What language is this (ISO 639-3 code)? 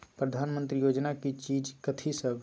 mai